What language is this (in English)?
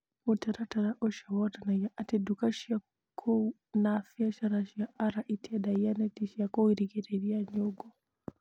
Kikuyu